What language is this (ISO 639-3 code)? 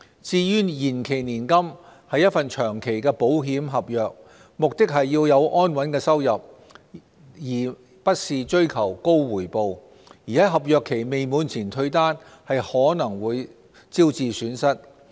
yue